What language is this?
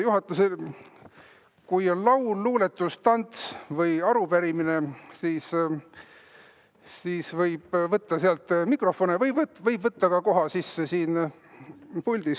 Estonian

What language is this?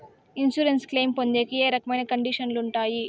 Telugu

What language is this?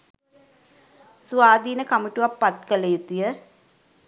Sinhala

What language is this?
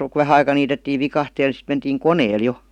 Finnish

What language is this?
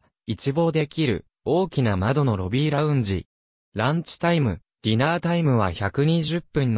Japanese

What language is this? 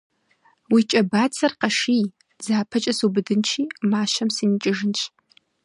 Kabardian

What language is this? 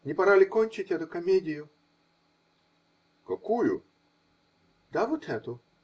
Russian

